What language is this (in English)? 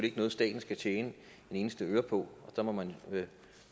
Danish